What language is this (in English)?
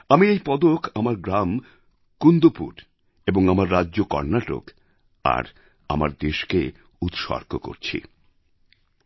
Bangla